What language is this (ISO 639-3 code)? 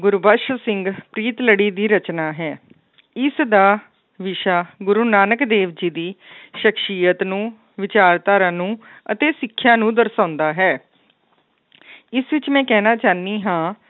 pan